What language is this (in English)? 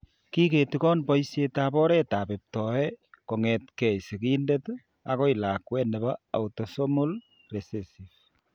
Kalenjin